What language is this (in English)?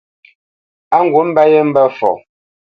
Bamenyam